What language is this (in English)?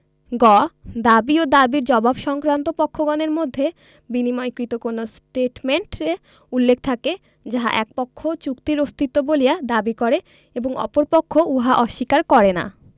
Bangla